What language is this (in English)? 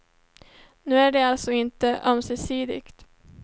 Swedish